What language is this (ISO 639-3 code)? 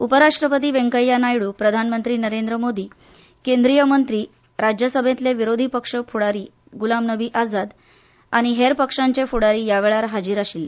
kok